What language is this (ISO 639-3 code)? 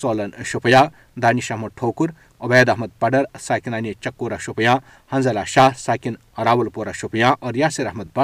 urd